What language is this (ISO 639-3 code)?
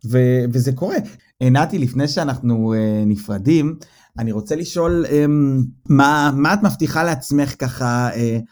heb